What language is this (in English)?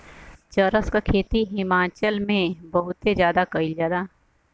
Bhojpuri